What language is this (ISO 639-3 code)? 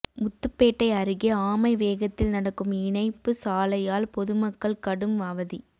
tam